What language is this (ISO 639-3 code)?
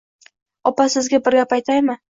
uzb